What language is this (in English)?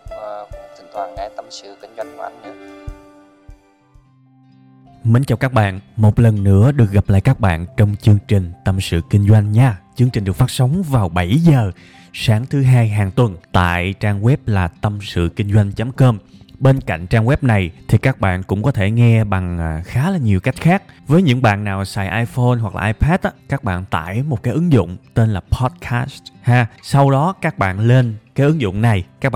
Vietnamese